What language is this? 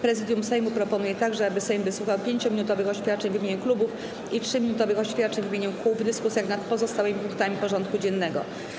Polish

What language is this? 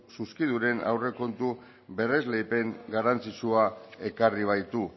Basque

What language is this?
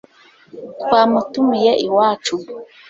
Kinyarwanda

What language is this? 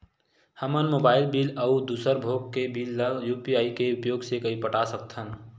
Chhattisgarhi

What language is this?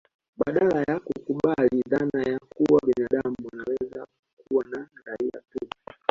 Swahili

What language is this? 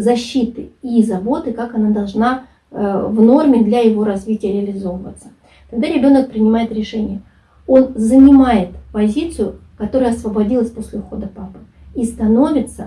Russian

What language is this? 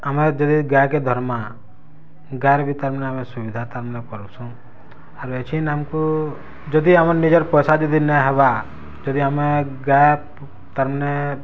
Odia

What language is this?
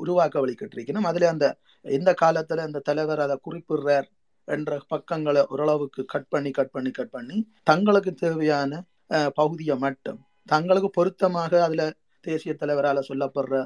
Tamil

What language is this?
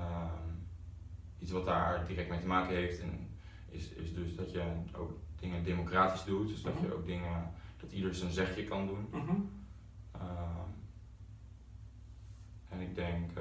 Dutch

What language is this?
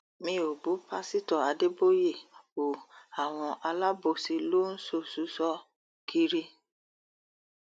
Yoruba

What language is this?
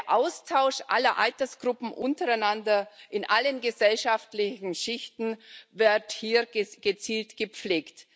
German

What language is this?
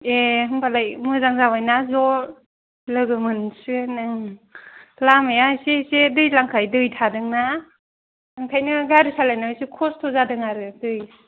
Bodo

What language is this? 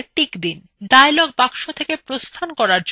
Bangla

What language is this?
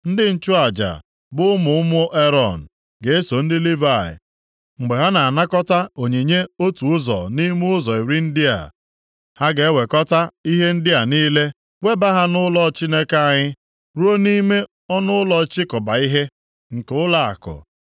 Igbo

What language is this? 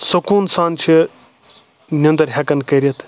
Kashmiri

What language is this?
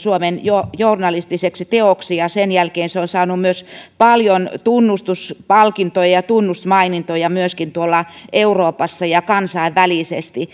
Finnish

